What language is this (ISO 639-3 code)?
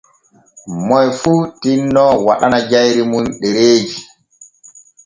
fue